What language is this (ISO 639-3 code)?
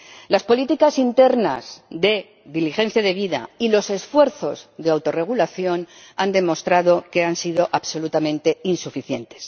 spa